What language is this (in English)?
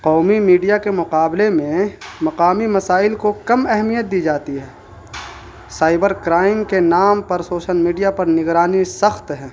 Urdu